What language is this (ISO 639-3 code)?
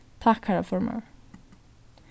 fao